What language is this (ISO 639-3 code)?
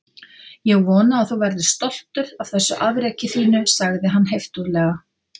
isl